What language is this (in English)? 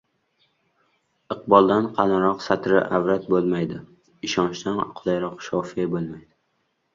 Uzbek